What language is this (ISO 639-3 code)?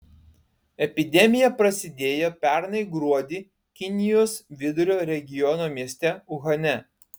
lit